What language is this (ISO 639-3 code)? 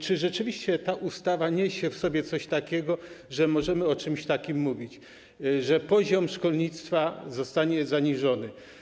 pol